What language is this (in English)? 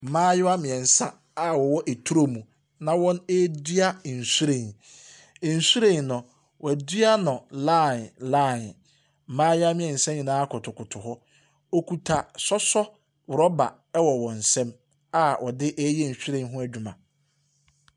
Akan